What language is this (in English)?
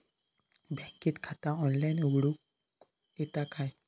Marathi